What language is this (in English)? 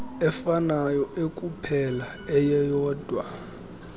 Xhosa